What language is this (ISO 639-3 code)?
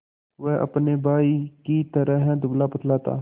hin